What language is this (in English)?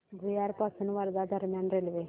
Marathi